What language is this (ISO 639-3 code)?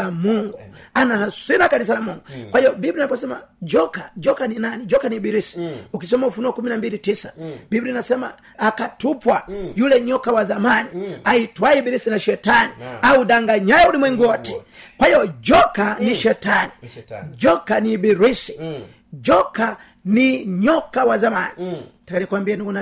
swa